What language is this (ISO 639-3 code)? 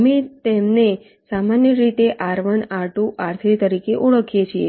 guj